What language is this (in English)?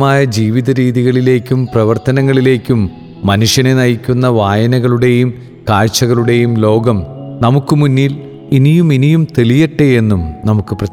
Malayalam